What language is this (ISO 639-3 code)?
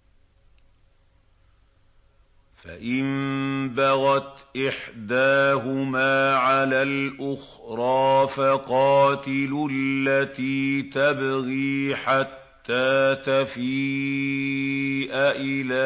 ara